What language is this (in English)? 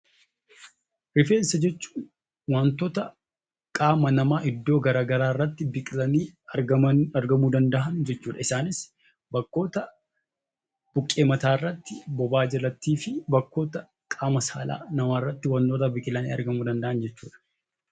Oromo